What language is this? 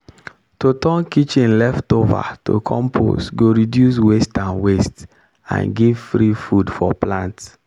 Nigerian Pidgin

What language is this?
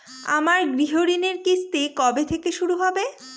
Bangla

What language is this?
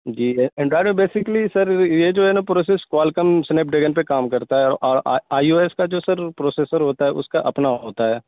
Urdu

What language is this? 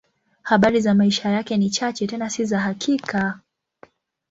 Swahili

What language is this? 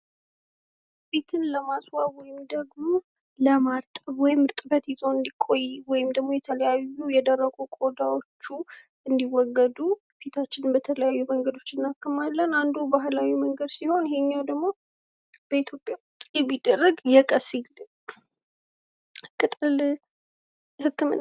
Amharic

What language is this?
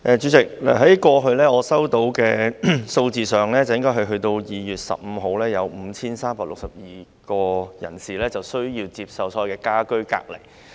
Cantonese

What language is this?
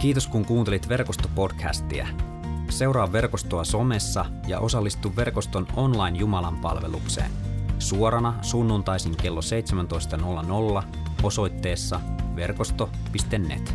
Finnish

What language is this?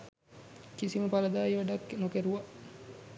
Sinhala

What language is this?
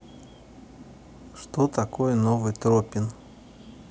Russian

